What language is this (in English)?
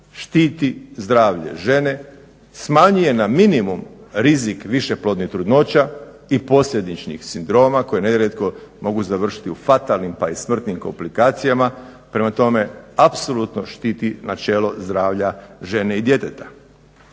Croatian